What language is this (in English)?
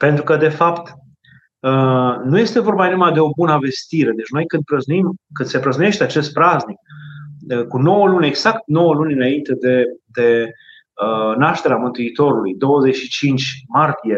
Romanian